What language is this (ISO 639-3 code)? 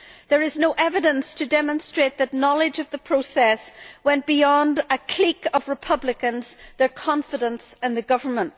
eng